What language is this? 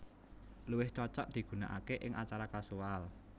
Javanese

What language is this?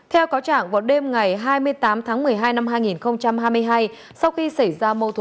Vietnamese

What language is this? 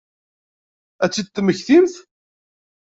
Kabyle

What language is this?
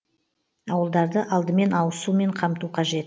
Kazakh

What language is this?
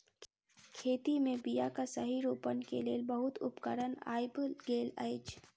Maithili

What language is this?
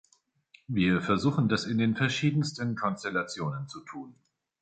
German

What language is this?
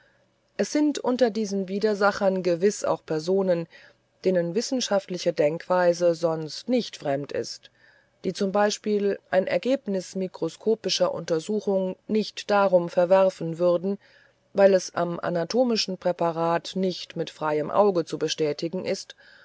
German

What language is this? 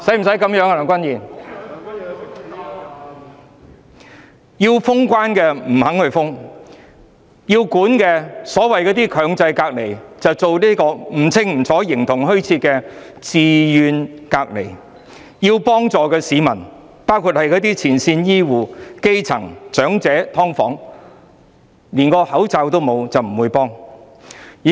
Cantonese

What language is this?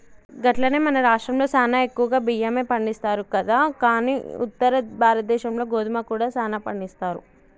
Telugu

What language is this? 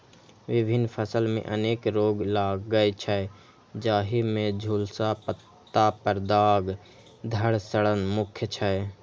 Maithili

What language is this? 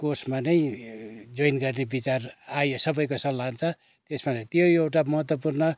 Nepali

